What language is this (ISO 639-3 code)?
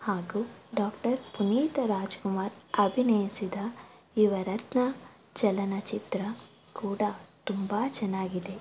kan